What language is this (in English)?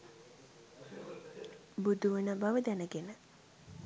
Sinhala